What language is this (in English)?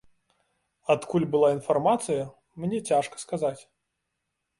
Belarusian